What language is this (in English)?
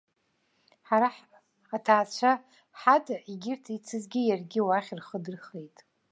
Abkhazian